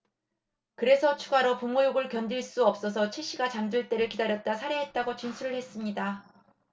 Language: Korean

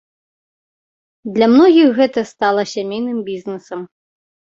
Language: Belarusian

